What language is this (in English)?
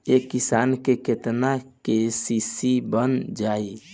Bhojpuri